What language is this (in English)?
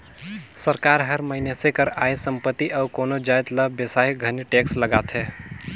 Chhattisgarhi